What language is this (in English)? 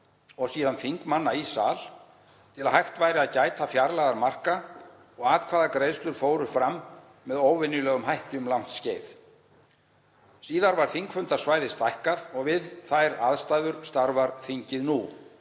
Icelandic